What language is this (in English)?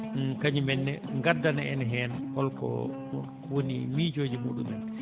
Fula